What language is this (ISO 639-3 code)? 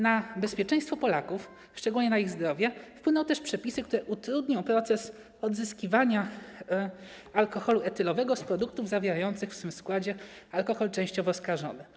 pol